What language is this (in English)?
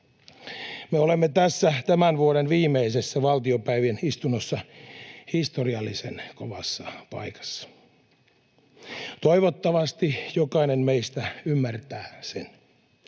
Finnish